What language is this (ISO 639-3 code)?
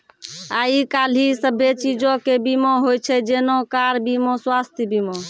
mai